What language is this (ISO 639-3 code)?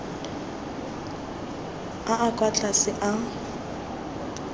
tsn